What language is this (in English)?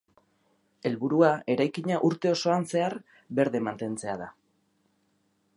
Basque